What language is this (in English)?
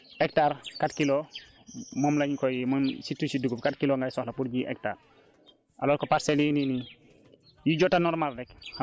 Wolof